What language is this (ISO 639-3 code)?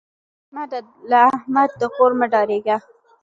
pus